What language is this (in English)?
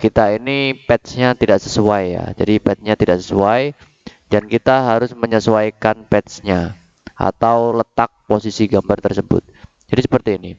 Indonesian